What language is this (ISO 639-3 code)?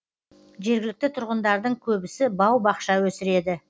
kaz